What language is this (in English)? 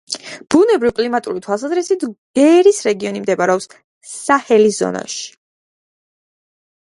Georgian